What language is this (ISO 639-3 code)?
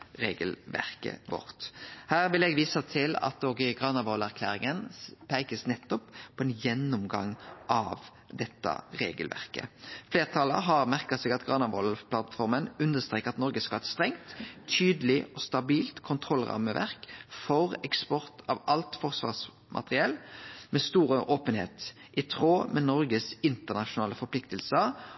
nno